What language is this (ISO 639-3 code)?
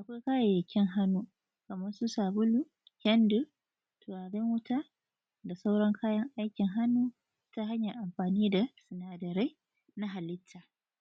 hau